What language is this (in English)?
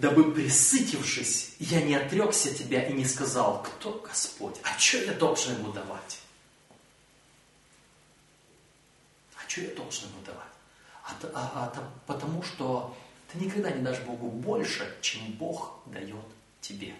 Russian